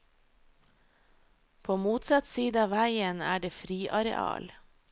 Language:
Norwegian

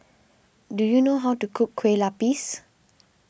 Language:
English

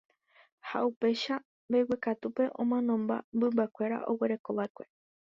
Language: Guarani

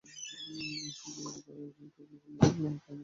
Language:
Bangla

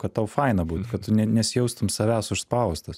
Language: Lithuanian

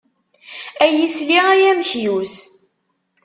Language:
Kabyle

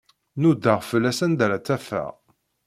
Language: Kabyle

